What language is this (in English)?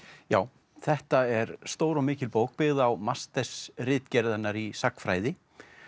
Icelandic